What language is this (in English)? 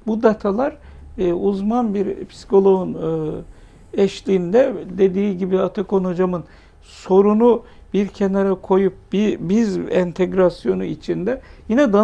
Turkish